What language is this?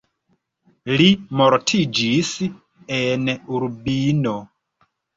Esperanto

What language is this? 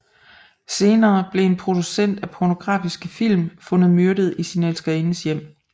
Danish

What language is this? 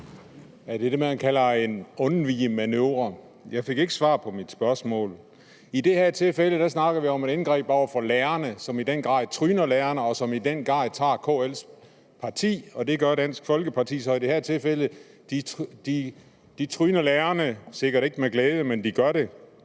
Danish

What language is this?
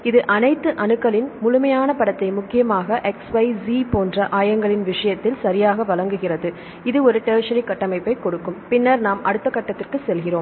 Tamil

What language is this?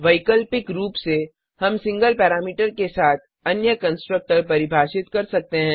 Hindi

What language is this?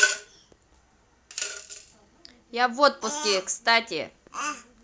Russian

